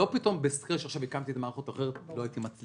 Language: Hebrew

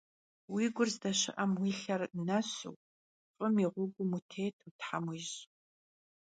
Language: Kabardian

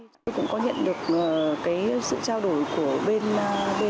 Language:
Vietnamese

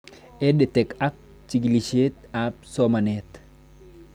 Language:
Kalenjin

